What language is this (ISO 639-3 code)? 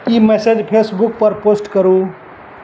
mai